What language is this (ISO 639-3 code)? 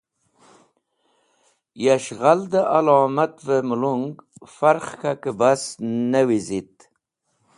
wbl